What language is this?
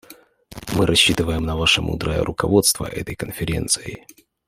Russian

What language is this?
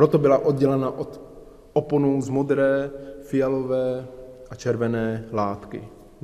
Czech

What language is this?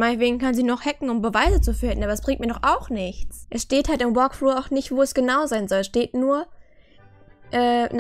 German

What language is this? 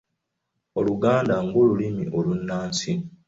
Ganda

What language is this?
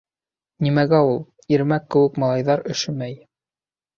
Bashkir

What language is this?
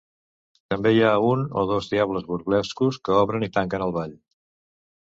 Catalan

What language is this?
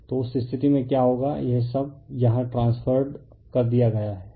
Hindi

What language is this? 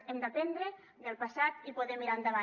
Catalan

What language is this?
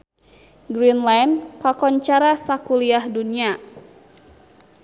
Sundanese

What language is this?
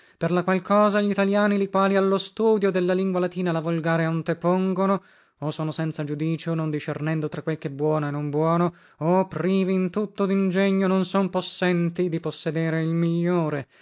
Italian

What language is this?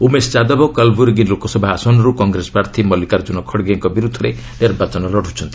Odia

